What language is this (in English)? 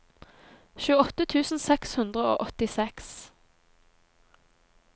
Norwegian